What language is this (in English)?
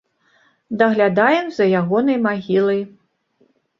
Belarusian